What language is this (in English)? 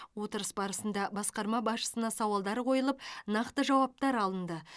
Kazakh